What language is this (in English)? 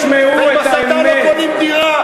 Hebrew